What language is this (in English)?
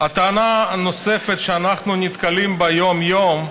Hebrew